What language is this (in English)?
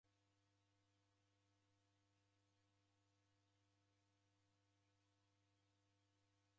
Taita